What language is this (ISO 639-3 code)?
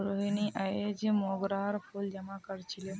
mag